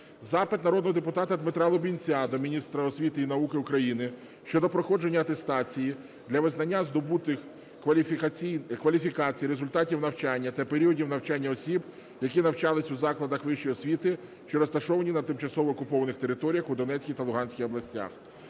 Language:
Ukrainian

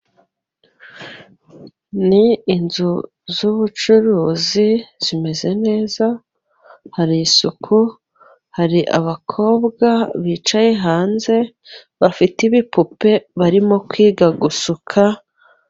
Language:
Kinyarwanda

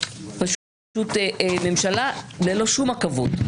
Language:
Hebrew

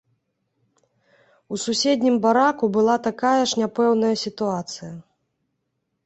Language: Belarusian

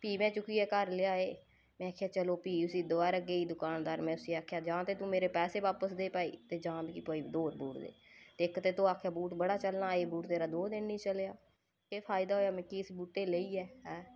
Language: Dogri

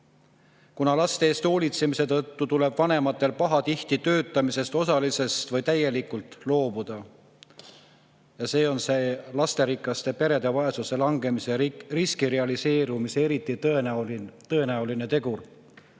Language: Estonian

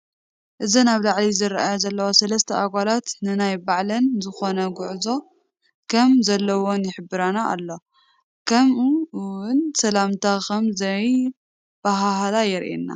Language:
Tigrinya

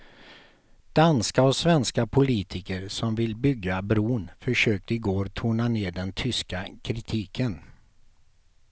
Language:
Swedish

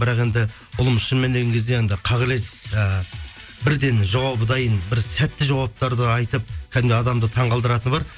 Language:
Kazakh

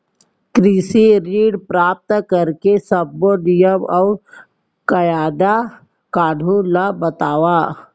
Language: Chhattisgarhi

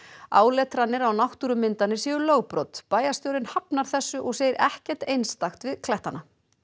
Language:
Icelandic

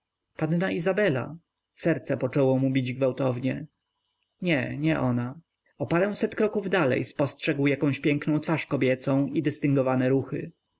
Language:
Polish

